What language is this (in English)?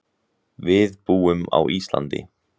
Icelandic